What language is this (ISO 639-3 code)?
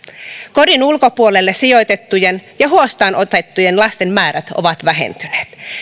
fin